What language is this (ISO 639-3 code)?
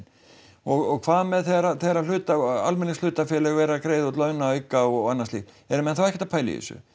isl